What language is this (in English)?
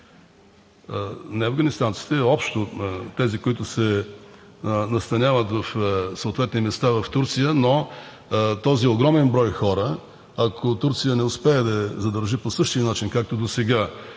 Bulgarian